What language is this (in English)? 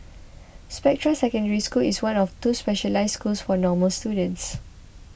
English